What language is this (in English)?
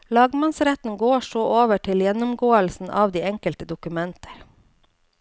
Norwegian